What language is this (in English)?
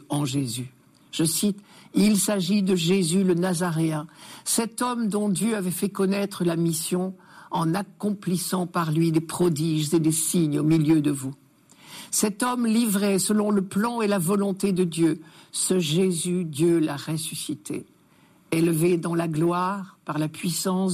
French